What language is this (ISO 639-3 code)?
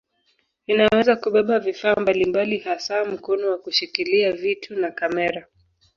swa